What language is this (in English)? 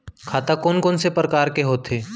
Chhattisgarhi